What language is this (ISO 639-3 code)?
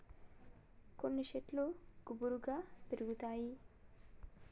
tel